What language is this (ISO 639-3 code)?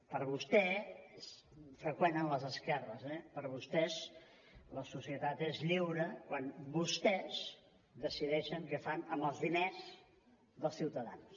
cat